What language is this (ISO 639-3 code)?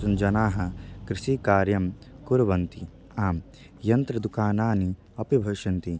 san